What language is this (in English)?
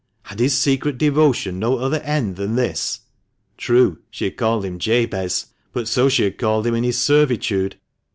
English